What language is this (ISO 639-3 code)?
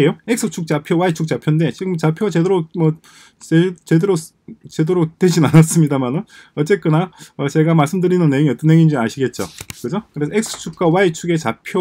kor